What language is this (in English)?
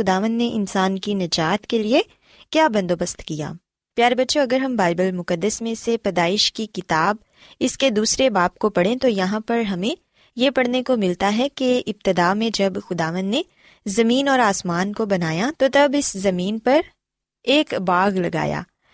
Urdu